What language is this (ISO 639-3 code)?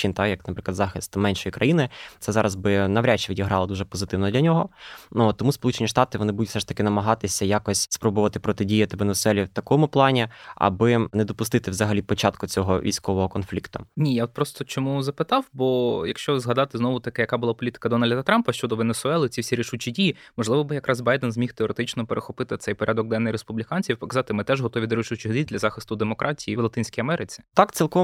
ukr